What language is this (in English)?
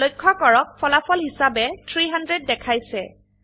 Assamese